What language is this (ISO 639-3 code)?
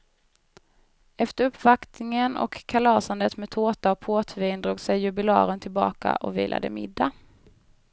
swe